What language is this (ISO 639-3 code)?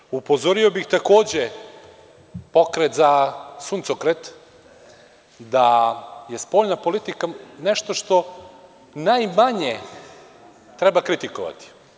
srp